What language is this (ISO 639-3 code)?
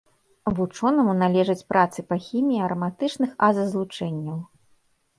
bel